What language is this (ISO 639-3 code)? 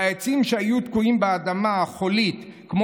heb